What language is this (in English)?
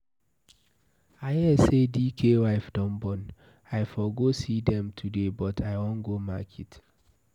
Nigerian Pidgin